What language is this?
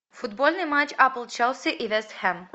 Russian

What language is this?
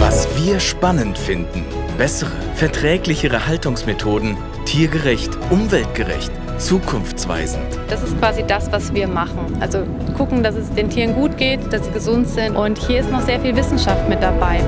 German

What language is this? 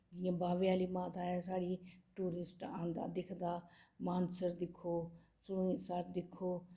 Dogri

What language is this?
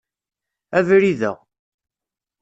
Kabyle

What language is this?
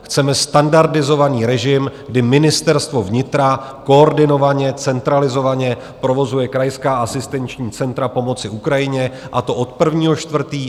Czech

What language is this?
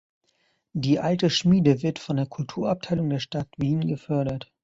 German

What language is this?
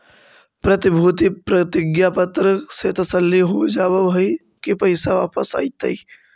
Magahi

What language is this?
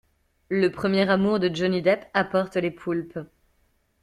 French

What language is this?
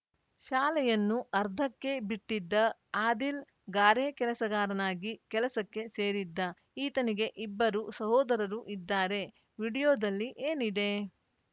Kannada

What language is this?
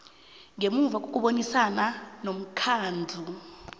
South Ndebele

